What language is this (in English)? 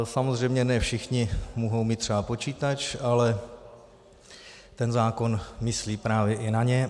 Czech